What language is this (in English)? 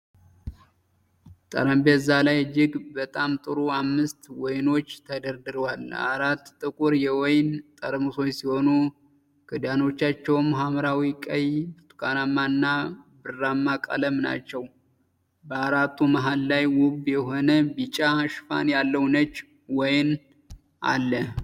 Amharic